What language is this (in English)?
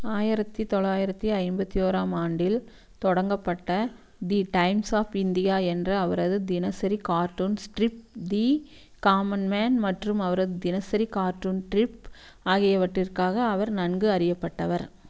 Tamil